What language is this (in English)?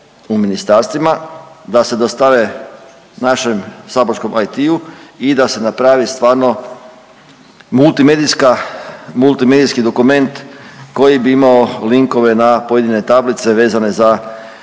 Croatian